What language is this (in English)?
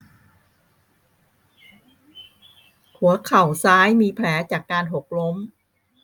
Thai